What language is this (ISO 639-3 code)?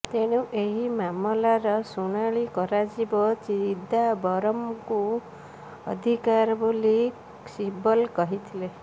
ori